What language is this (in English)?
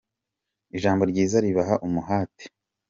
Kinyarwanda